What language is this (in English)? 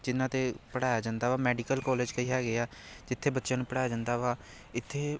Punjabi